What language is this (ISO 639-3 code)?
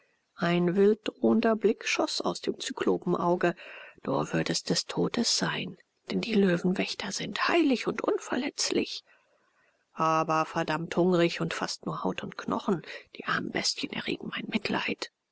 deu